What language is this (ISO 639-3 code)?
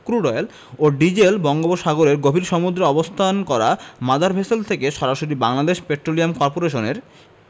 ben